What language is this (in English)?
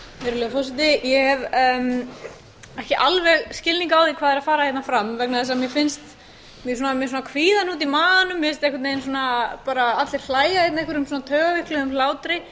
Icelandic